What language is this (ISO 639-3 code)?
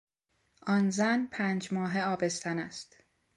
fas